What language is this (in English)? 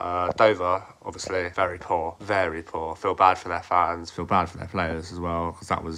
English